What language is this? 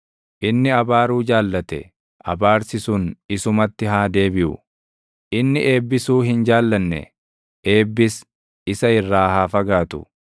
Oromo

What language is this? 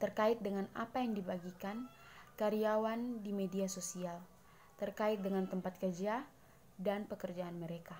Indonesian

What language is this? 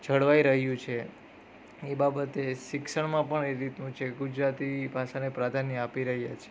Gujarati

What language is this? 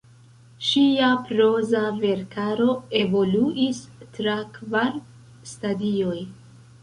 Esperanto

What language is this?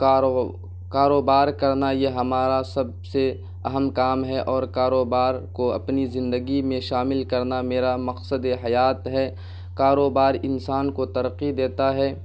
Urdu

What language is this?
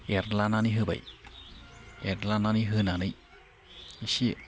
Bodo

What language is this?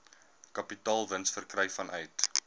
Afrikaans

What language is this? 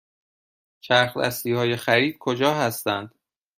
Persian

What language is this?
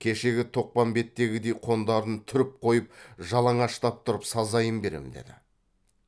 Kazakh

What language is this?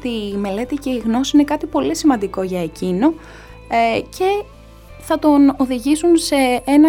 Greek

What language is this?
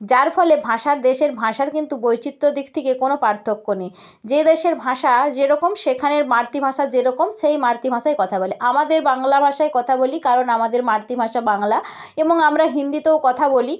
Bangla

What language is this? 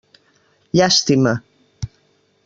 Catalan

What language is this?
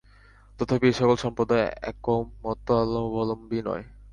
Bangla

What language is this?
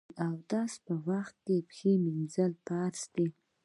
Pashto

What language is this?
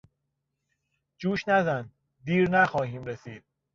Persian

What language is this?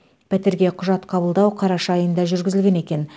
Kazakh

